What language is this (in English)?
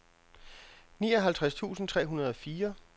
Danish